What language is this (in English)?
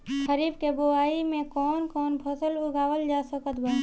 Bhojpuri